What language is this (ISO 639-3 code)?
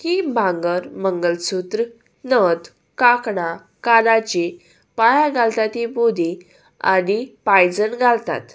kok